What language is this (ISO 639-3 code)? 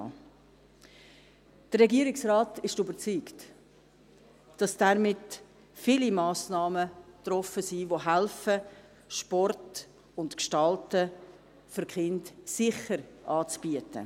gsw